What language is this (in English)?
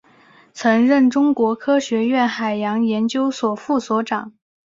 Chinese